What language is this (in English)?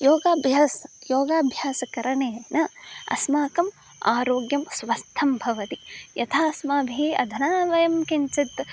Sanskrit